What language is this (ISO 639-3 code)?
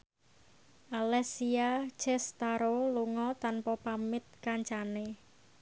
jav